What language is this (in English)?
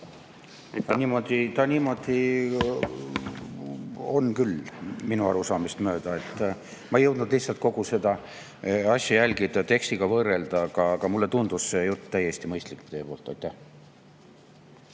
Estonian